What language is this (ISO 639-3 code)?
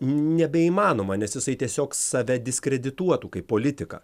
lit